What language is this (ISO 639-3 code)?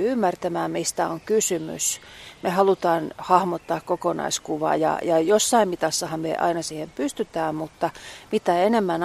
fin